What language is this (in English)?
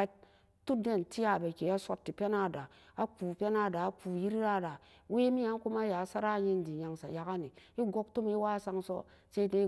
Samba Daka